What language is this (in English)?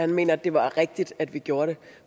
Danish